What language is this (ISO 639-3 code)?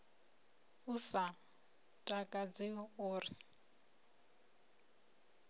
ven